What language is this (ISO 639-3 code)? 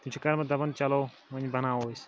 kas